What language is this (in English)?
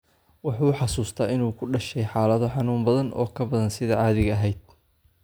Somali